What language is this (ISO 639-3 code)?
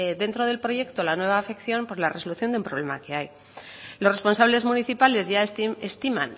spa